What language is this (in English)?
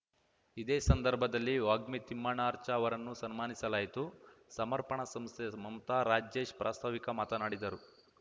Kannada